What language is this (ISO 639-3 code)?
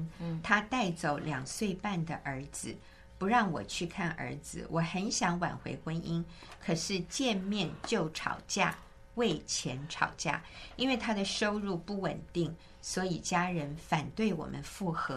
zho